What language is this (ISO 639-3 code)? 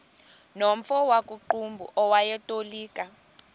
xho